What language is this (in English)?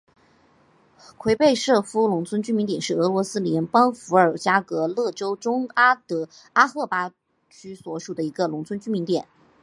Chinese